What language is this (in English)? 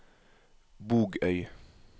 Norwegian